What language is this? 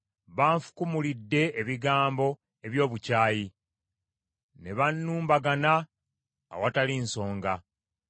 Ganda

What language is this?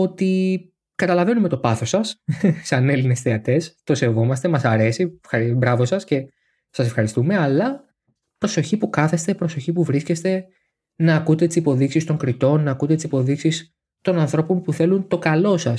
Greek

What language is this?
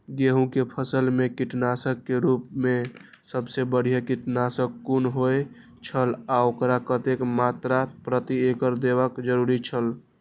Maithili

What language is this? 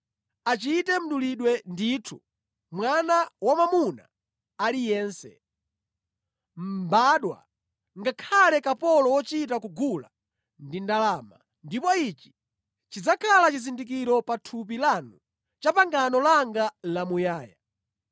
Nyanja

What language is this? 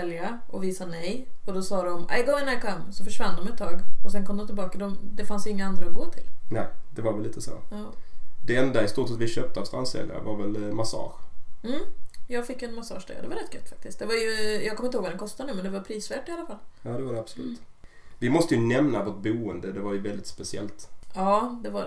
Swedish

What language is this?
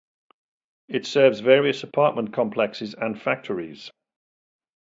English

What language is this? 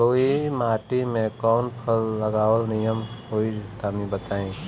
Bhojpuri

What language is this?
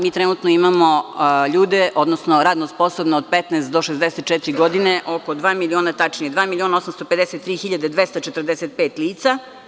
Serbian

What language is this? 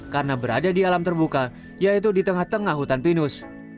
Indonesian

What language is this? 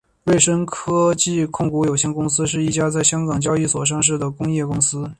Chinese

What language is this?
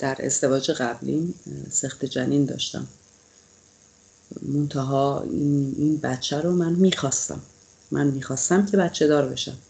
Persian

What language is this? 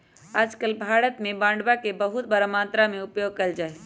Magahi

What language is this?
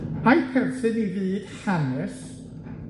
Welsh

